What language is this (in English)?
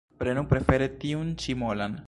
Esperanto